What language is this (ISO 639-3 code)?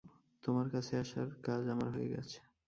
ben